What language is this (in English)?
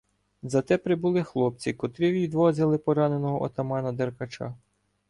Ukrainian